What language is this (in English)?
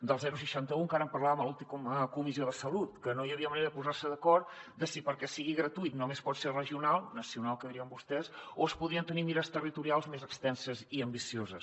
Catalan